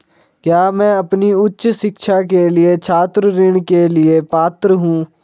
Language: Hindi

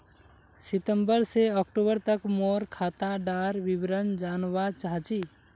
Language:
Magahi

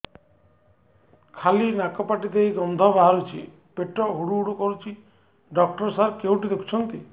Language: Odia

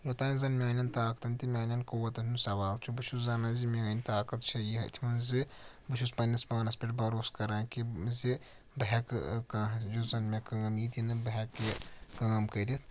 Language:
Kashmiri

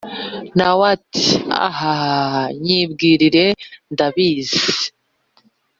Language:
Kinyarwanda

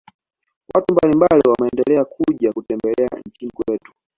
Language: Swahili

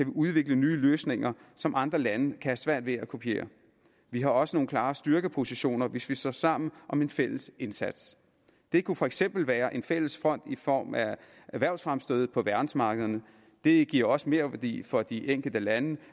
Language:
Danish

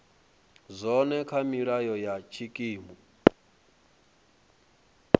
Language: Venda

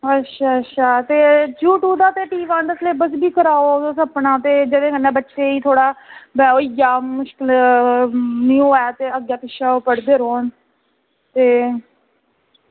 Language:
Dogri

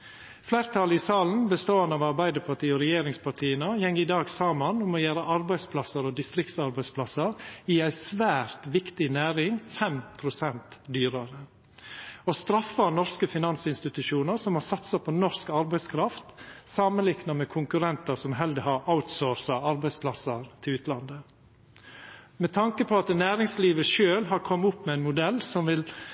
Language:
Norwegian Nynorsk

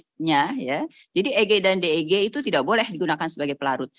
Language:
Indonesian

